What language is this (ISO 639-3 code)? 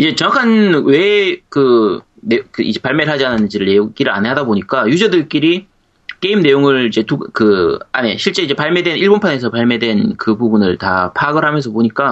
kor